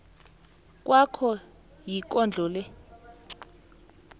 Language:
South Ndebele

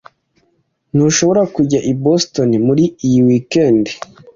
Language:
Kinyarwanda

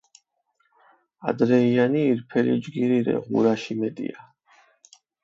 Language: Mingrelian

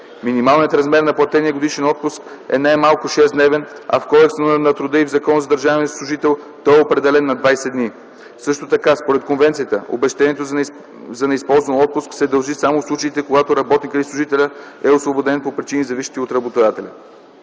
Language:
Bulgarian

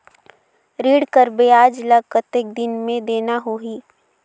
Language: Chhattisgarhi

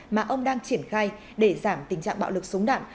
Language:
Vietnamese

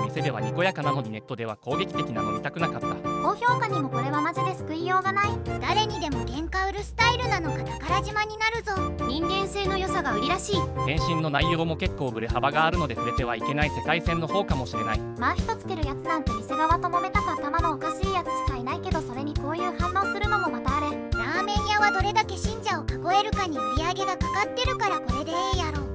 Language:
Japanese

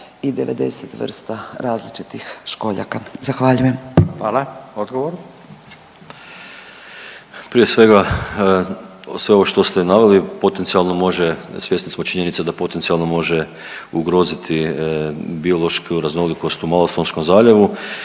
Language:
Croatian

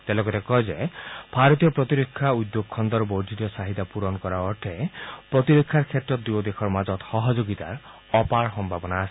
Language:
Assamese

